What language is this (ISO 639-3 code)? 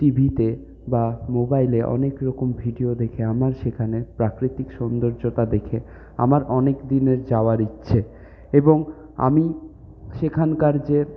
ben